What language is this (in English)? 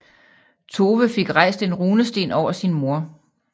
Danish